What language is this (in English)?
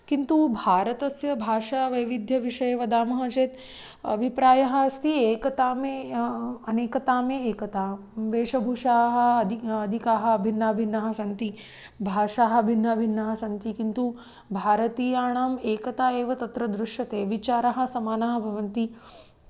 Sanskrit